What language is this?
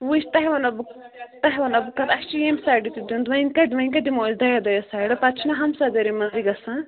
Kashmiri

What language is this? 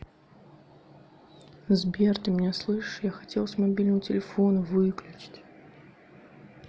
Russian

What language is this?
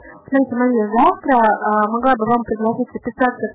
Russian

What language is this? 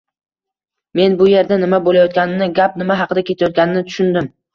Uzbek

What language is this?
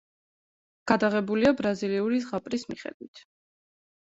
Georgian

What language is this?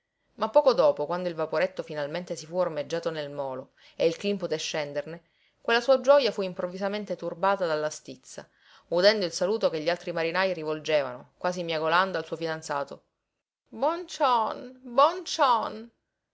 Italian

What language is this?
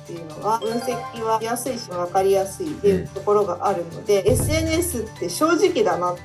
Japanese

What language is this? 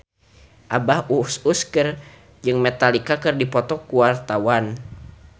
Sundanese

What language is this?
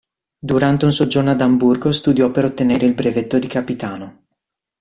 Italian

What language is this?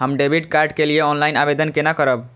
Maithili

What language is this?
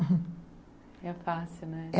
Portuguese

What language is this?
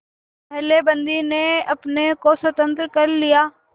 Hindi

